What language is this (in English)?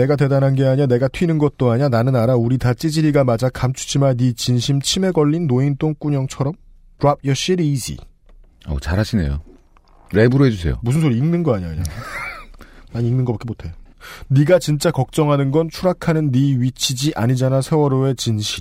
Korean